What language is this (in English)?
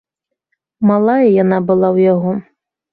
Belarusian